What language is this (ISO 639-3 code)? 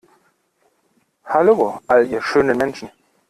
deu